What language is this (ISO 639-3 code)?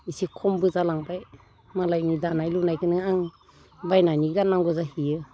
brx